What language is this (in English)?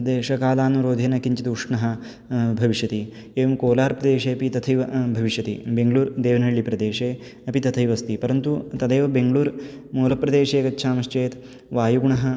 Sanskrit